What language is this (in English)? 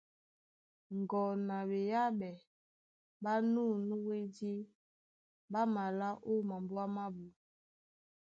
Duala